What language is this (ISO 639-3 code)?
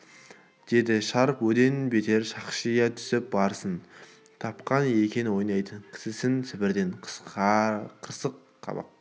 kaz